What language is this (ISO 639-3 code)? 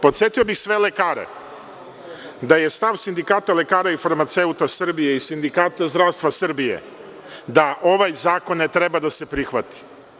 srp